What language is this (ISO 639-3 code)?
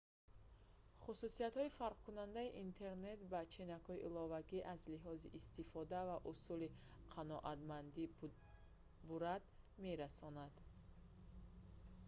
tgk